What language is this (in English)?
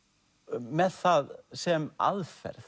Icelandic